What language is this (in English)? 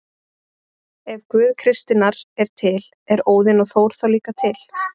Icelandic